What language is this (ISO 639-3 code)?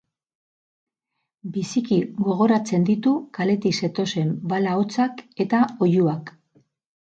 eus